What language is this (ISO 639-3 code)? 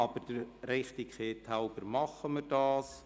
gsw